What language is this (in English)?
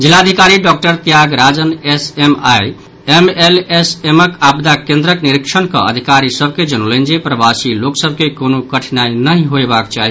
Maithili